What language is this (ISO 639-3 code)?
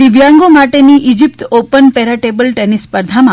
guj